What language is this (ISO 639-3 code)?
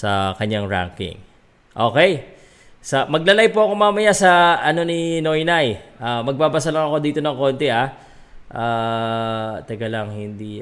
fil